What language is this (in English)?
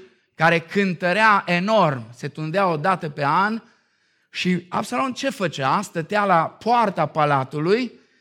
Romanian